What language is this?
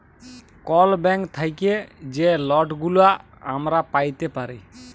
Bangla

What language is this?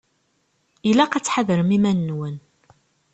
Kabyle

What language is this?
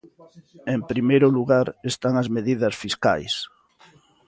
Galician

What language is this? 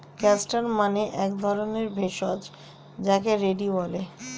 Bangla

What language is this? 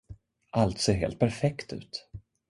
Swedish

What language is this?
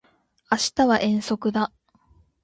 Japanese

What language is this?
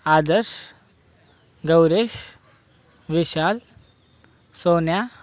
Marathi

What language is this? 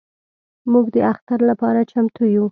Pashto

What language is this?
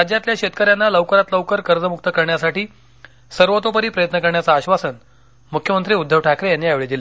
Marathi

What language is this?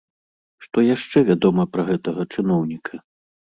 Belarusian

